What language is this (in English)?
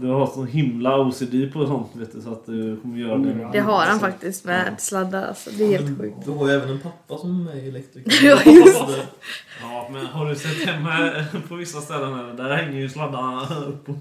Swedish